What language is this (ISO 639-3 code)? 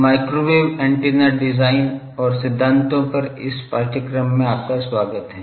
hin